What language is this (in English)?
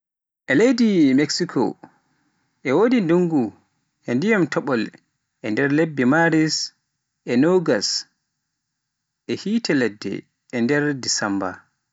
Pular